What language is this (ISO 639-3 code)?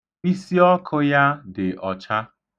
ibo